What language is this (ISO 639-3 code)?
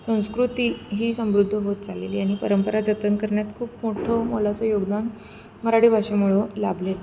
mar